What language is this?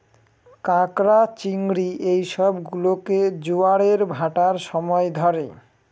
Bangla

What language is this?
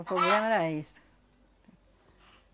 Portuguese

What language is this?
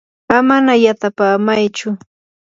Yanahuanca Pasco Quechua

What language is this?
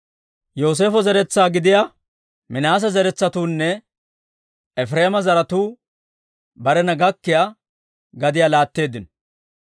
Dawro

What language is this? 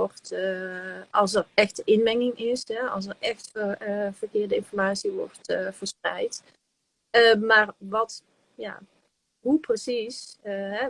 Dutch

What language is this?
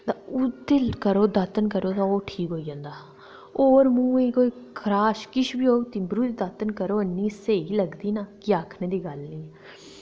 Dogri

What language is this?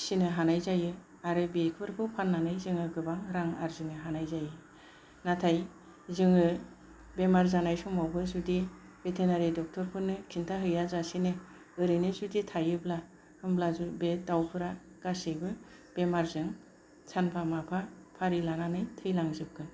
Bodo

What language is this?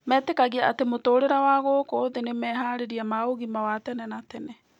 Kikuyu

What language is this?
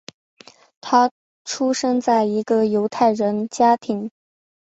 Chinese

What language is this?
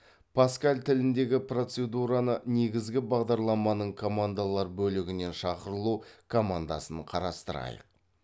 Kazakh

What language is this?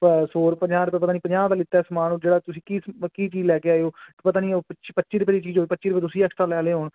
Punjabi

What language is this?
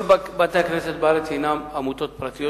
Hebrew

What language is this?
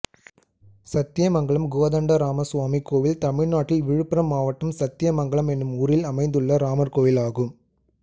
Tamil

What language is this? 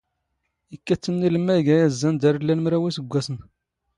Standard Moroccan Tamazight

